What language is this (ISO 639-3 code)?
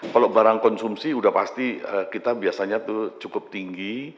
ind